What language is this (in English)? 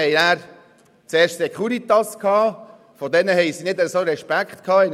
Swiss German